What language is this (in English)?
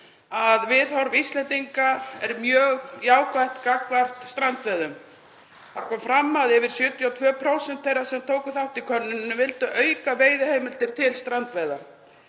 Icelandic